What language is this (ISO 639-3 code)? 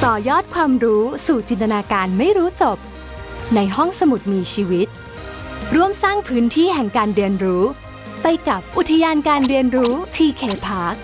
tha